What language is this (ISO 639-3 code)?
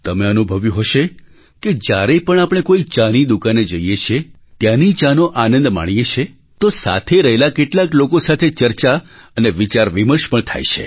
guj